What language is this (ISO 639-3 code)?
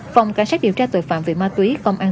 vie